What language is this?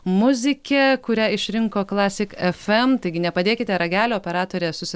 Lithuanian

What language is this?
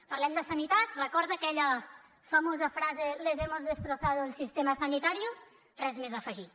Catalan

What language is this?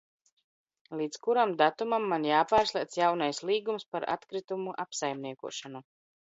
Latvian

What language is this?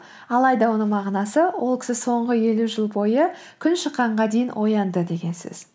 Kazakh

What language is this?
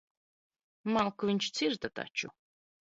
Latvian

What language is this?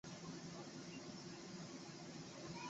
Chinese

